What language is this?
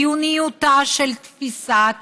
Hebrew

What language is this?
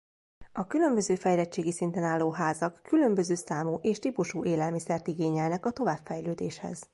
Hungarian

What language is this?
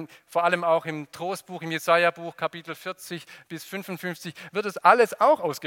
German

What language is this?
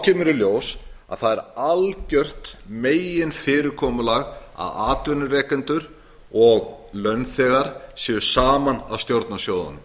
Icelandic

